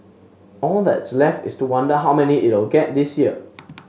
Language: English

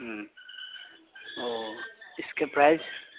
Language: Urdu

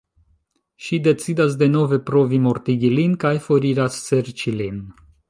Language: Esperanto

